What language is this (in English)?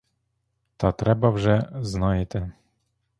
Ukrainian